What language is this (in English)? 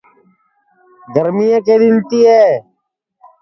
Sansi